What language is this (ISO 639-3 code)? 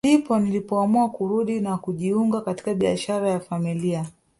swa